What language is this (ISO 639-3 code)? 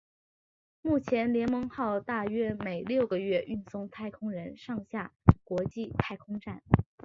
zho